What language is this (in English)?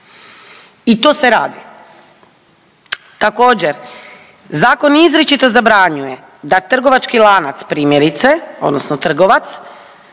Croatian